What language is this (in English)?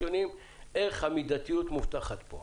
Hebrew